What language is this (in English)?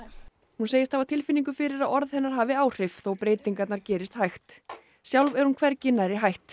Icelandic